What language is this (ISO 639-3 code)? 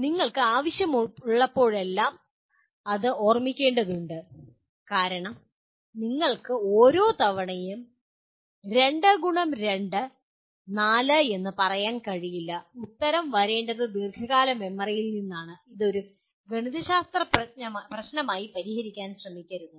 mal